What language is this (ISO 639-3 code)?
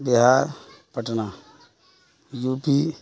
urd